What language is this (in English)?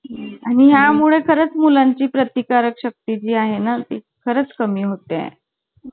Marathi